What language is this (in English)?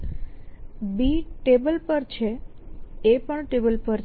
Gujarati